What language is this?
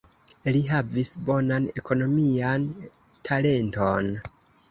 Esperanto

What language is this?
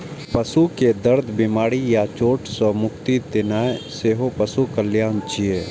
Maithili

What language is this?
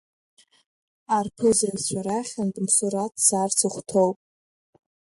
Abkhazian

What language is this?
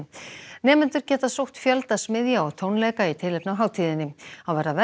Icelandic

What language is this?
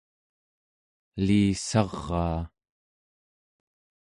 Central Yupik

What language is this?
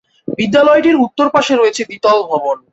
Bangla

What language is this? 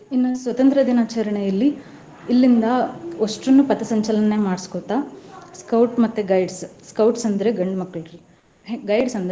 Kannada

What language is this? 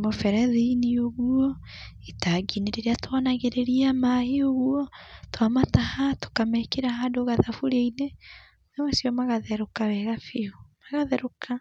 Kikuyu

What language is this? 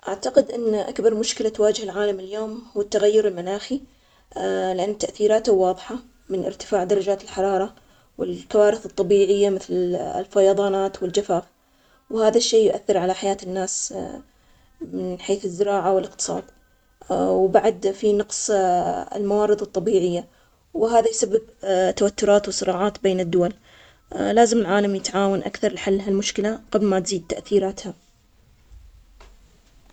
Omani Arabic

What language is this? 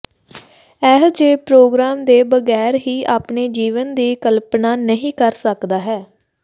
Punjabi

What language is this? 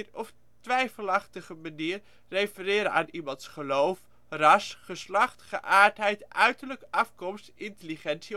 Dutch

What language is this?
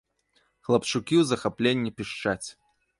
Belarusian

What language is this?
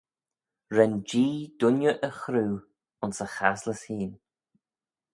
Manx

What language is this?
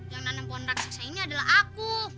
Indonesian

